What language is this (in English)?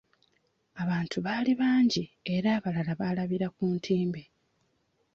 Ganda